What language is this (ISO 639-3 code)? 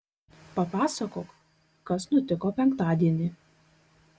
lit